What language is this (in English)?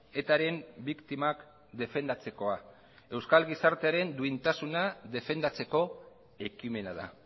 Basque